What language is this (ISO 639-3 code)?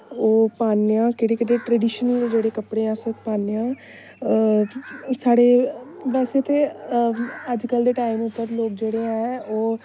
doi